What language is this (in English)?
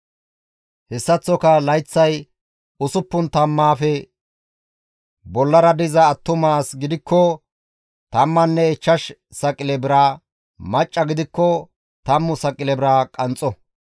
Gamo